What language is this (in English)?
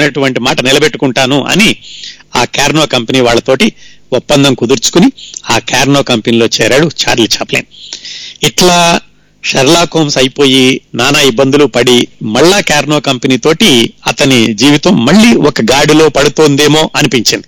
Telugu